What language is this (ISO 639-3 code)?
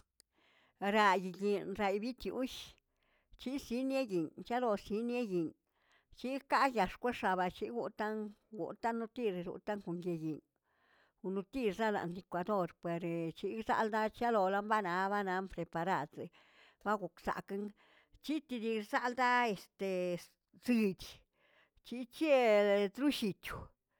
zts